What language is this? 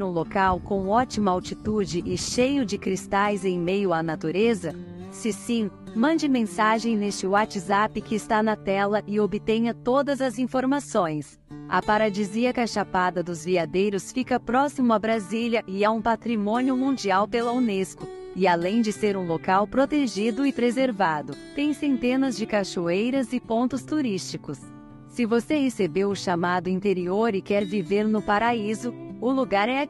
Portuguese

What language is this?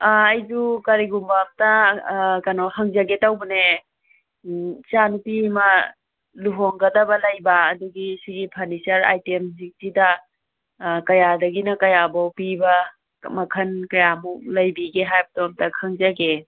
Manipuri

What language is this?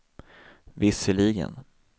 Swedish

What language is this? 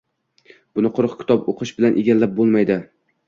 Uzbek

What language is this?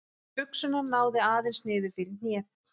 Icelandic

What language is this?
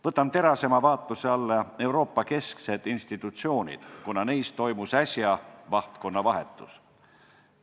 Estonian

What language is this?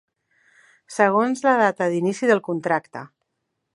Catalan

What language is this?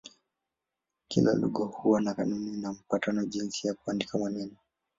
Swahili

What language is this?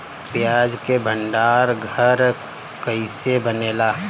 Bhojpuri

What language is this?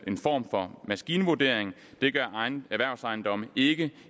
Danish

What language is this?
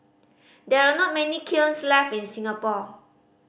English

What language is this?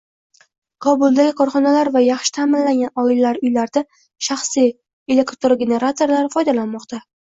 Uzbek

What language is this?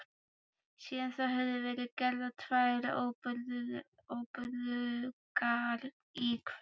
Icelandic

